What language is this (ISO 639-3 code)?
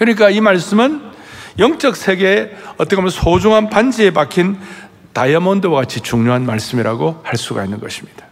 kor